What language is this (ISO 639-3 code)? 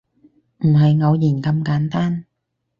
yue